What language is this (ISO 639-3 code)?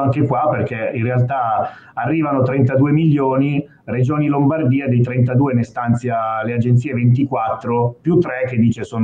ita